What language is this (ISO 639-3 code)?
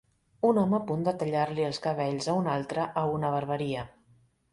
cat